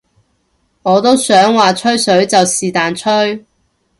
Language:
Cantonese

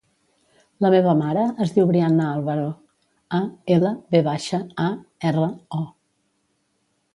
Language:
Catalan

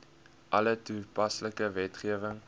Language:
Afrikaans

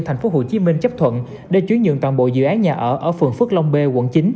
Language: Vietnamese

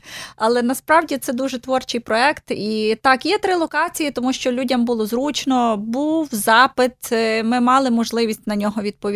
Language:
Ukrainian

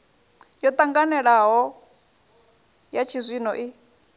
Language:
Venda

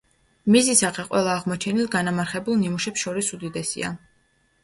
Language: Georgian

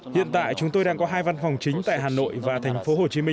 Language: Vietnamese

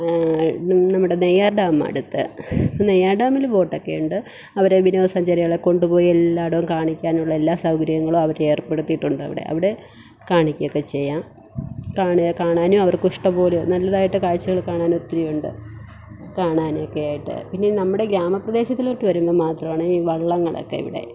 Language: Malayalam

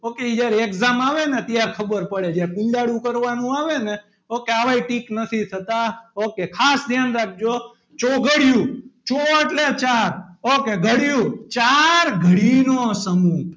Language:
Gujarati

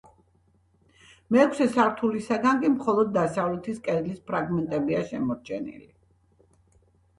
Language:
Georgian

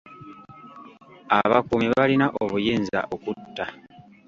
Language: Ganda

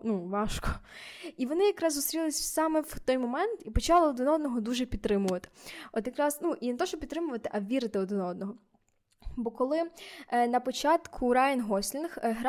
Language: Ukrainian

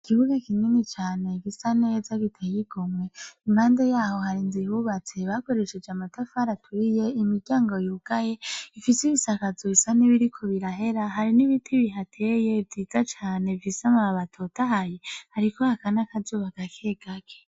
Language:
Rundi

